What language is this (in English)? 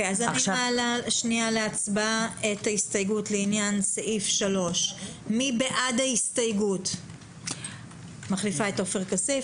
Hebrew